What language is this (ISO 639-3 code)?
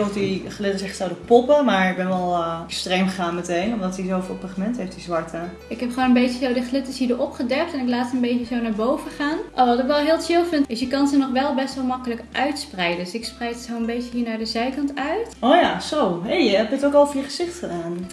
nld